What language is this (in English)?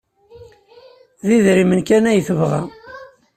Kabyle